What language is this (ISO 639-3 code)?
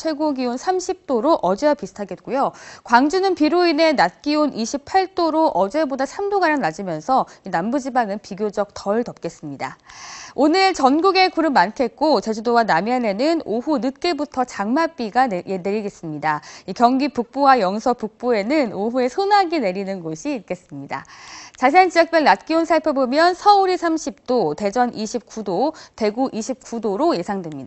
kor